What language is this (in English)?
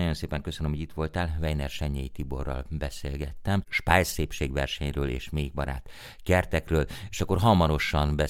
Hungarian